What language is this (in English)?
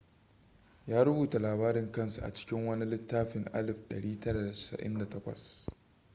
Hausa